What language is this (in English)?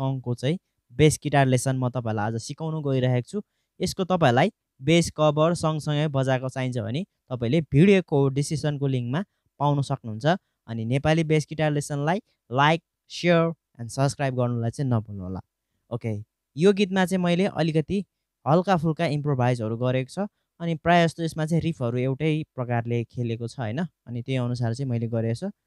Hindi